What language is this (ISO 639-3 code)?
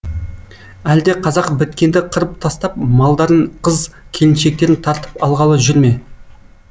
kaz